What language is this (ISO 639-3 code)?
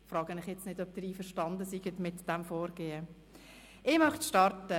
gsw